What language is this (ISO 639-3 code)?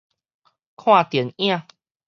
nan